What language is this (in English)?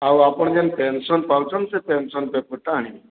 Odia